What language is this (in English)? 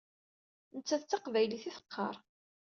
Kabyle